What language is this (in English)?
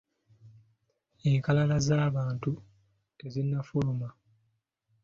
Ganda